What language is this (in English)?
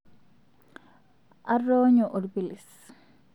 Masai